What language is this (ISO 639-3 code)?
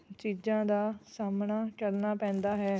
pan